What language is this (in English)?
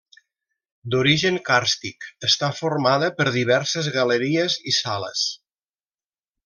Catalan